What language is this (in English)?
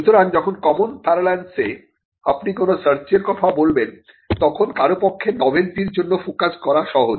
Bangla